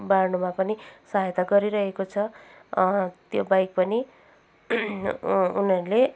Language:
Nepali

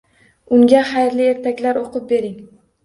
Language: Uzbek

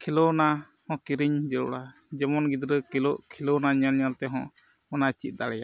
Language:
Santali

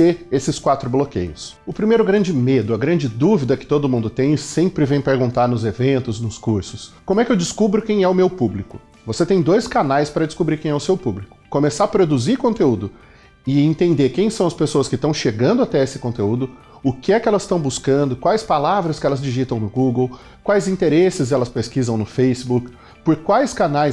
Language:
Portuguese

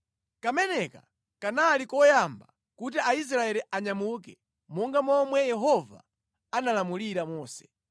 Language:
Nyanja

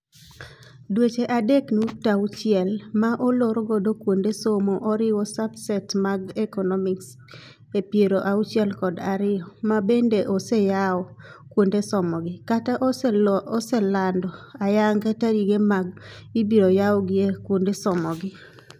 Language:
Luo (Kenya and Tanzania)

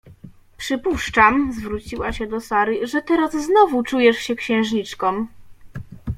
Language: Polish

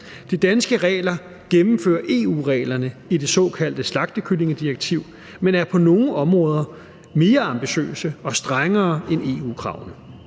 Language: Danish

